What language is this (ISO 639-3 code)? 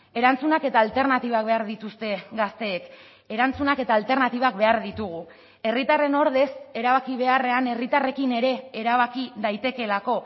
eus